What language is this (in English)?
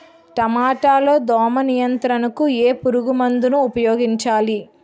Telugu